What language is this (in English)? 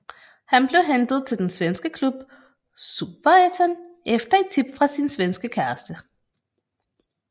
Danish